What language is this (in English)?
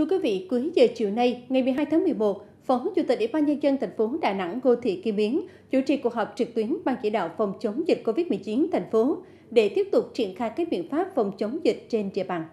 Vietnamese